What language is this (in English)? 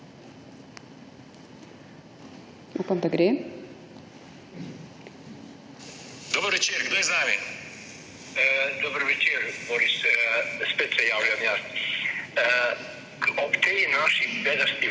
Slovenian